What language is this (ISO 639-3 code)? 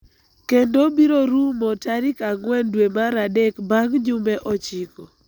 luo